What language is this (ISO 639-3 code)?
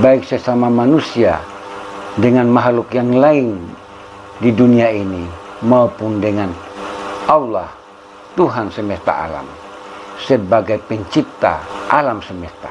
ind